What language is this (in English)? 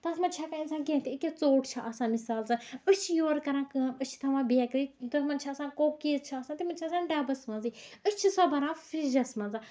Kashmiri